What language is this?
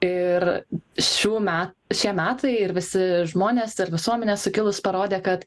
Lithuanian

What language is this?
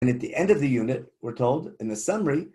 Hebrew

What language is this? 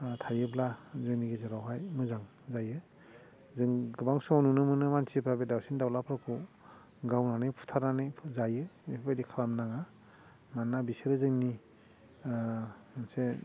Bodo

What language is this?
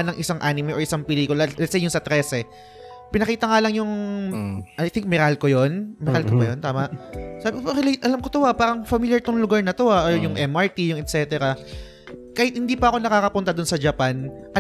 Filipino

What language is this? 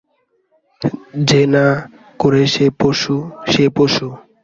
Bangla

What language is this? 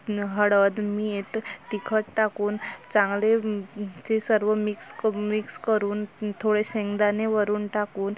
Marathi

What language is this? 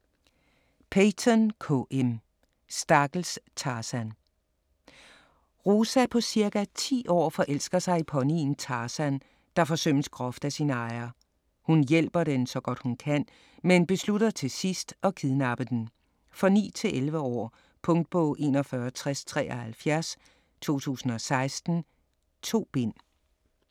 Danish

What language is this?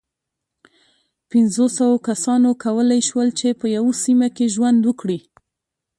Pashto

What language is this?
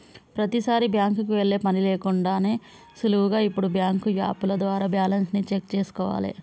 Telugu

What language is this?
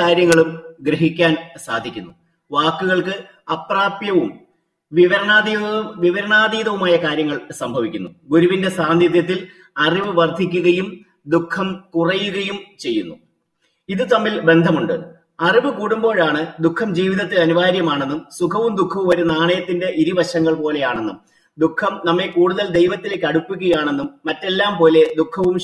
Malayalam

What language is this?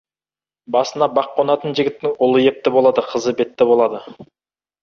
Kazakh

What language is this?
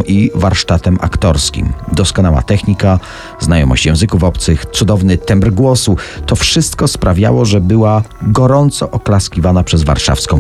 Polish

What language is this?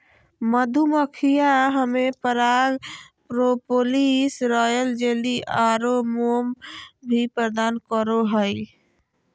Magahi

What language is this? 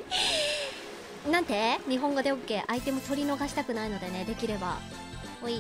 Japanese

